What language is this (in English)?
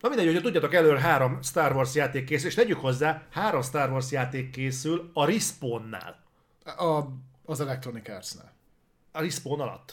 Hungarian